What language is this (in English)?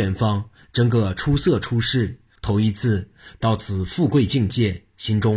Chinese